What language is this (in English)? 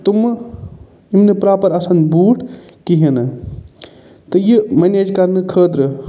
Kashmiri